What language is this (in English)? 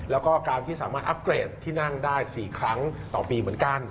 Thai